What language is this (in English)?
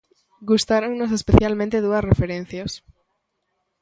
Galician